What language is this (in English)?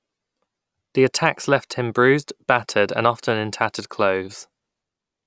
English